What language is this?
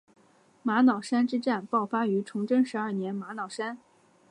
Chinese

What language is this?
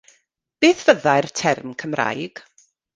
Welsh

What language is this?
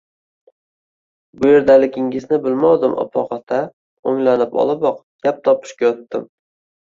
Uzbek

